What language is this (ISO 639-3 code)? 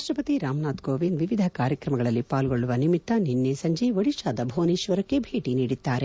kan